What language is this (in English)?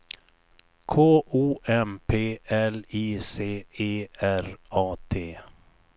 Swedish